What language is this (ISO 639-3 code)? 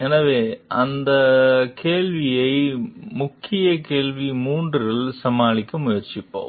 tam